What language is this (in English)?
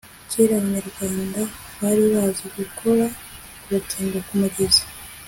Kinyarwanda